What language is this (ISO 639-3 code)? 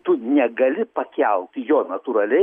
lit